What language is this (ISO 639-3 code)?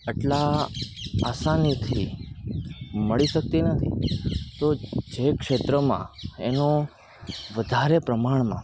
guj